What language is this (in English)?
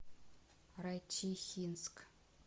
Russian